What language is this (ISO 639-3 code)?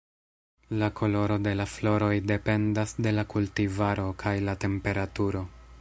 epo